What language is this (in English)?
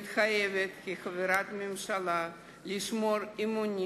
Hebrew